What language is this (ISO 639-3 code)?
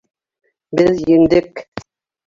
bak